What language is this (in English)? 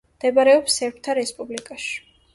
Georgian